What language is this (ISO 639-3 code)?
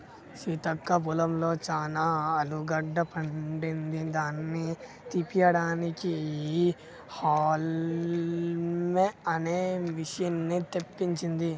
tel